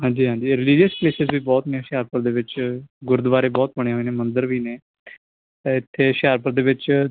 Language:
Punjabi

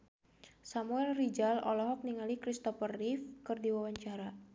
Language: Sundanese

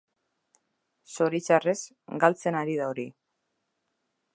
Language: Basque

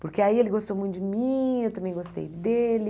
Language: Portuguese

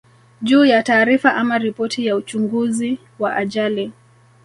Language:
Swahili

